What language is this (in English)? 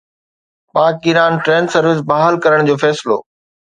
Sindhi